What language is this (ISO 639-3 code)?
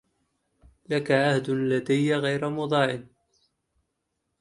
ara